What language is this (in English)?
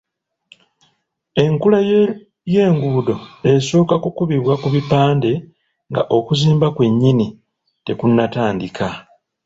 Ganda